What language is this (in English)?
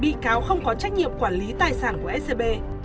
Vietnamese